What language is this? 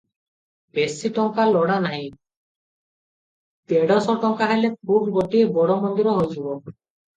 Odia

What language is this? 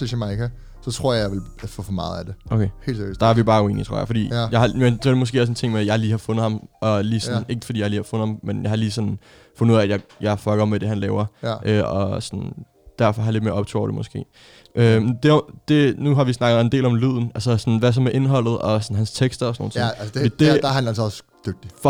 Danish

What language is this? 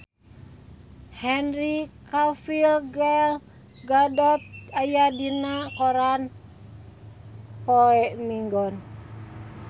Sundanese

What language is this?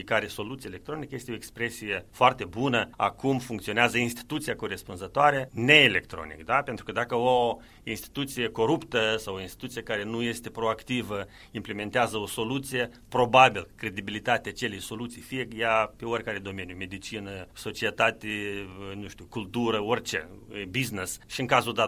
Romanian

